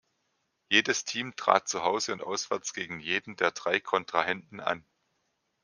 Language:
German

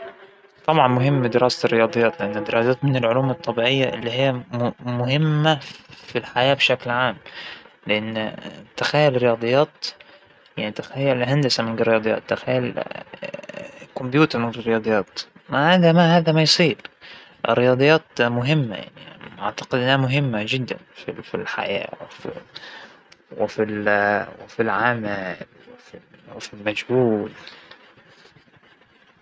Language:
Hijazi Arabic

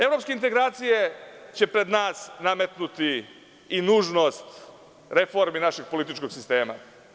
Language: Serbian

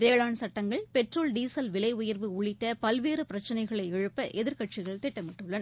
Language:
Tamil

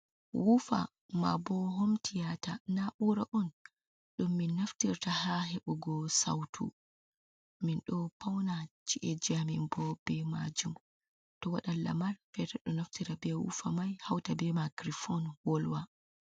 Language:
Fula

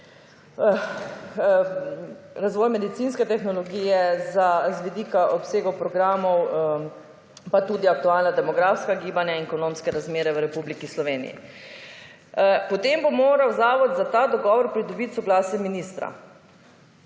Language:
Slovenian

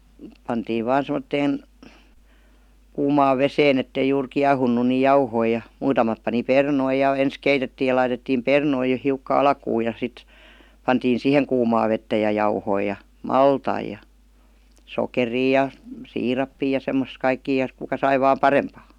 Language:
Finnish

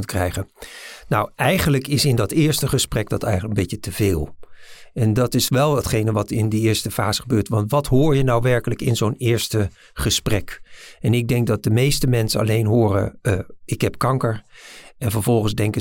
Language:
Dutch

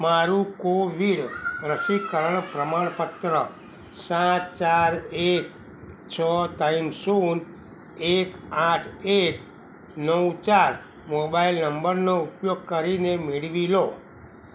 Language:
Gujarati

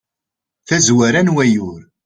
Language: Kabyle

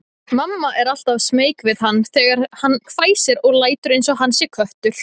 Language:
Icelandic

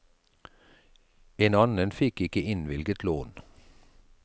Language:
Norwegian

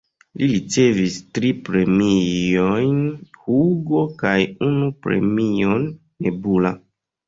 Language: Esperanto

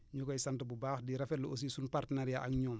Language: Wolof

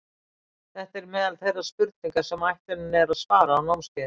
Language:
Icelandic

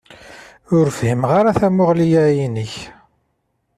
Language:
Kabyle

